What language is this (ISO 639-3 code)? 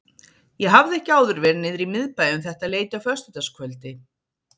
isl